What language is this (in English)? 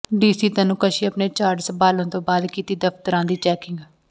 Punjabi